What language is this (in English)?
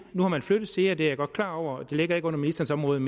Danish